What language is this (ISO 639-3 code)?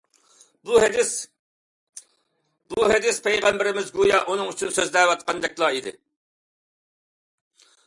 uig